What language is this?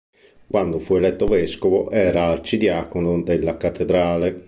Italian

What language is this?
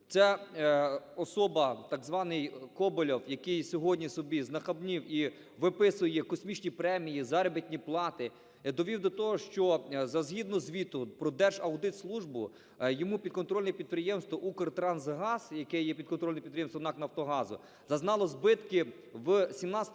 Ukrainian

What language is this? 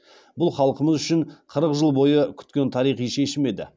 Kazakh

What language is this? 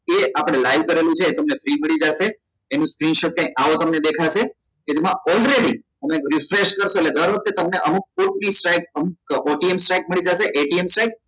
Gujarati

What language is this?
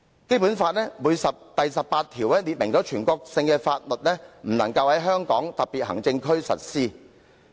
Cantonese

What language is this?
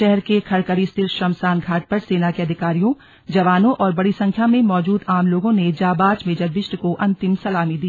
Hindi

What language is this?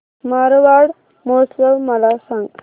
Marathi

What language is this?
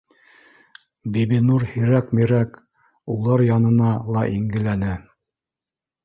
Bashkir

